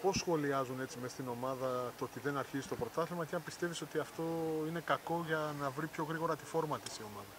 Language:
Greek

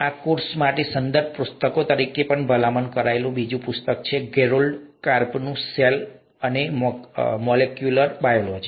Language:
Gujarati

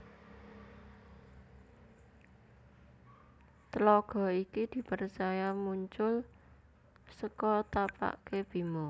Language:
Javanese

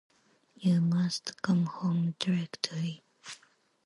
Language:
English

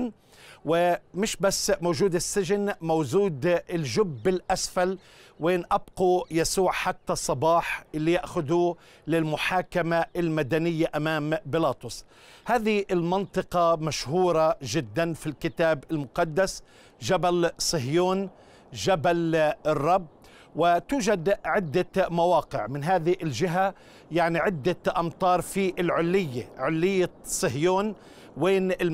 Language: Arabic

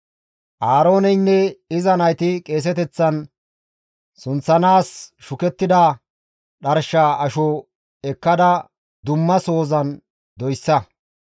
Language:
Gamo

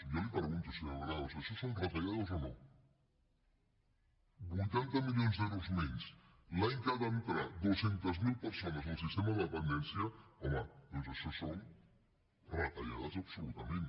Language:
Catalan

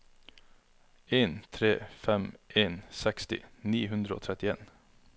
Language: Norwegian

